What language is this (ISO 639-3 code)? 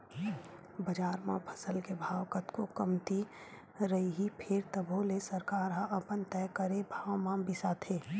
hne